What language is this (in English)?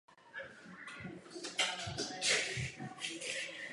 Czech